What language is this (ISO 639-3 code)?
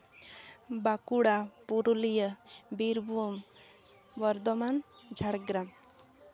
sat